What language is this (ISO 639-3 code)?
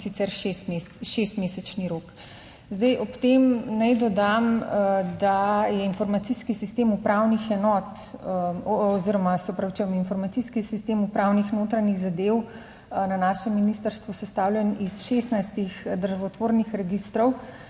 slv